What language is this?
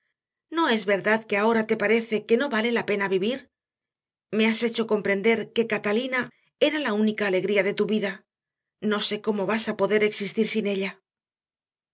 Spanish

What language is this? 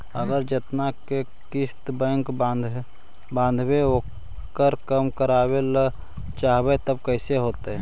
Magahi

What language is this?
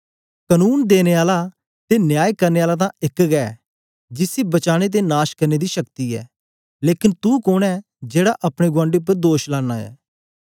Dogri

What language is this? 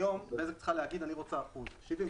Hebrew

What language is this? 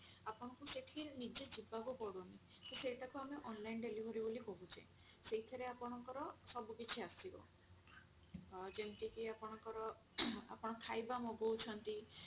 Odia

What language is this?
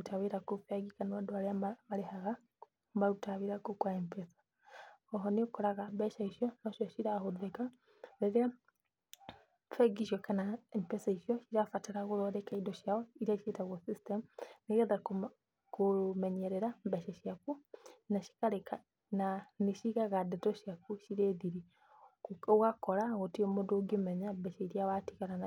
Kikuyu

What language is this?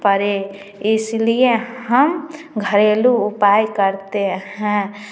Hindi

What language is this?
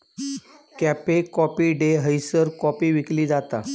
Marathi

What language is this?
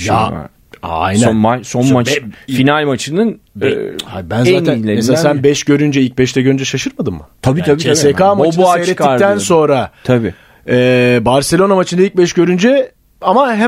Turkish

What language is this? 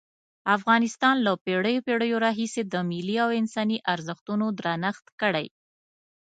Pashto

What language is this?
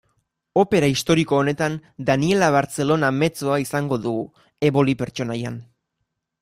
Basque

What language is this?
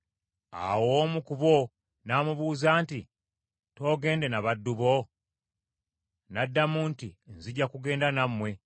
Ganda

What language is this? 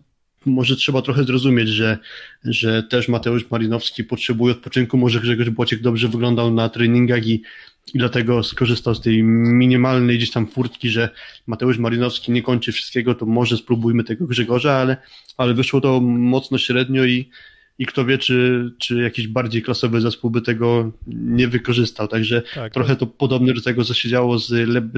Polish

